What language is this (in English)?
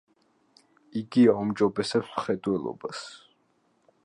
Georgian